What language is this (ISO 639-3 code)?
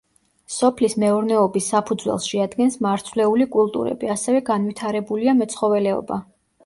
kat